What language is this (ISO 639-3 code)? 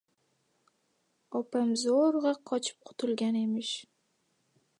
uzb